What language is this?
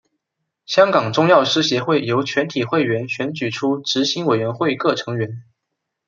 Chinese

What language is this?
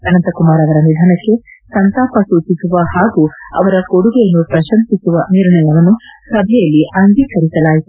Kannada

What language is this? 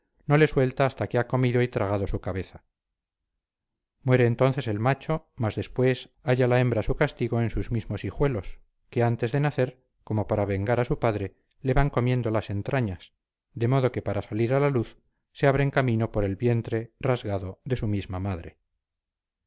Spanish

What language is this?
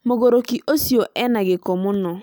Kikuyu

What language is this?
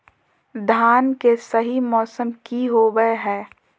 Magahi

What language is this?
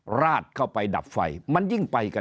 Thai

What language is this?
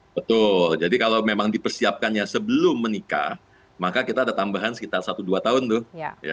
Indonesian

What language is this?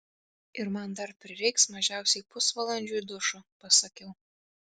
Lithuanian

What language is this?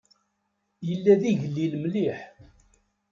Kabyle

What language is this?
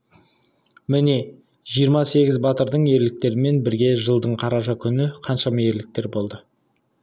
Kazakh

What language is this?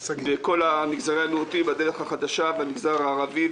Hebrew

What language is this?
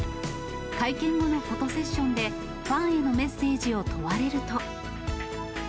Japanese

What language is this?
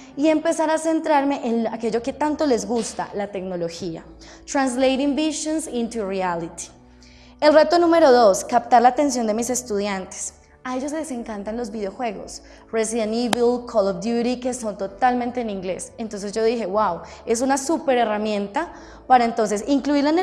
Spanish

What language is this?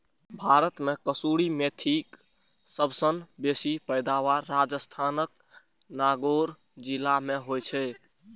Maithili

